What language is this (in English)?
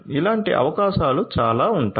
Telugu